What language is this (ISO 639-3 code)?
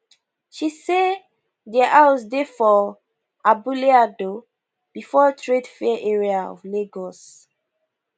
pcm